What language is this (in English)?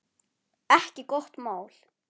Icelandic